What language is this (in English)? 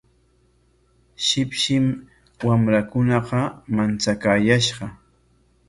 Corongo Ancash Quechua